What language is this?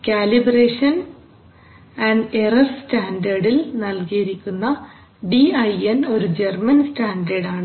Malayalam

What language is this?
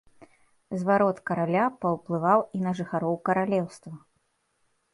Belarusian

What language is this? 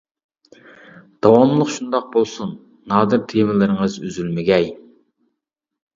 Uyghur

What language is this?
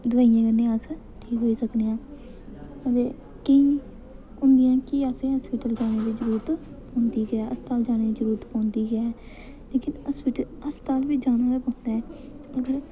Dogri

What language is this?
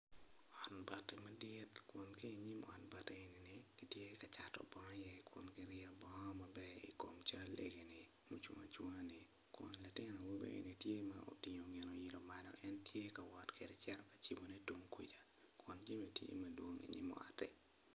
Acoli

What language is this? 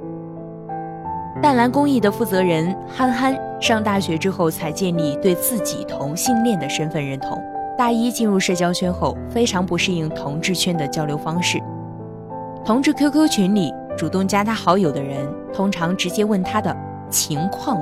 Chinese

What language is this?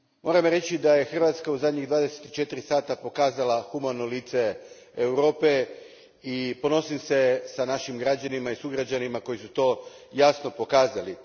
Croatian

